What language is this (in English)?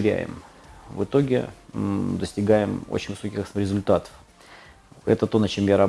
Russian